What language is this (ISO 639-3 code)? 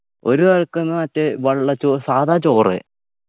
mal